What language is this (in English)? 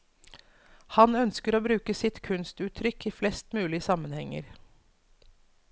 Norwegian